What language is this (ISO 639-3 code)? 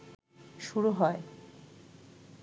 ben